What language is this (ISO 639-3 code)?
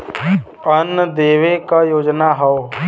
bho